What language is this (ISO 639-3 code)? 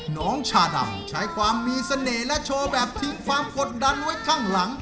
tha